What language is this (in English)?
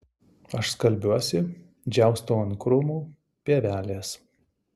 Lithuanian